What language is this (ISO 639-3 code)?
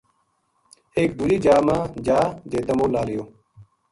gju